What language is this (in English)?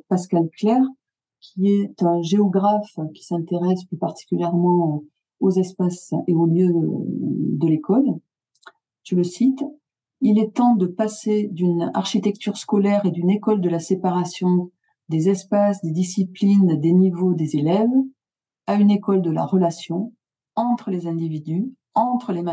French